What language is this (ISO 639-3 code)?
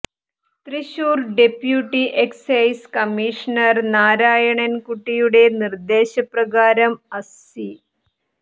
mal